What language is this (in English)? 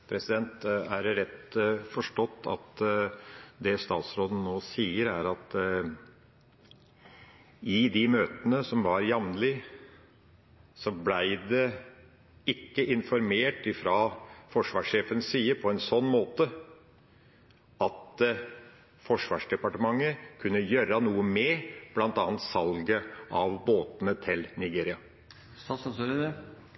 Norwegian Bokmål